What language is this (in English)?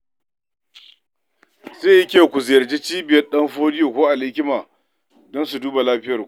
Hausa